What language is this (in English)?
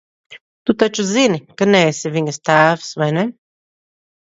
Latvian